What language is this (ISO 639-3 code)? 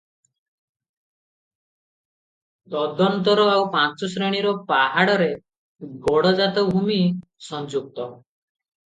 ori